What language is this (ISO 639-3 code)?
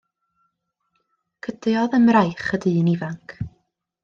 cym